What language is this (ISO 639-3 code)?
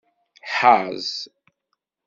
kab